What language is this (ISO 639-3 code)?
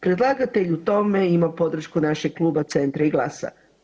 hrv